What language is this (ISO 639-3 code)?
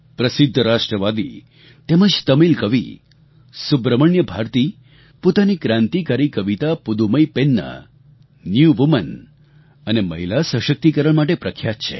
guj